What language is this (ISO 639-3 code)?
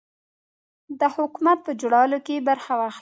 pus